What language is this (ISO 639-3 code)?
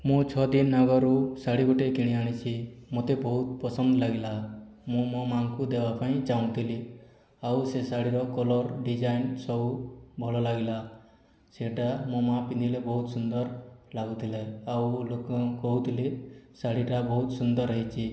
ori